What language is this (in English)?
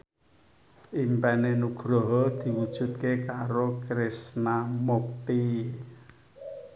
Javanese